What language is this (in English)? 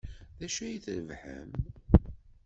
Kabyle